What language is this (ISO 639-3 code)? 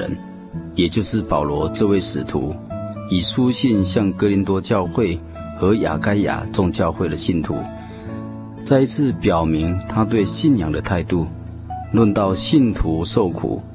zho